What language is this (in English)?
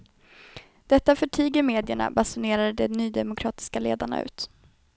Swedish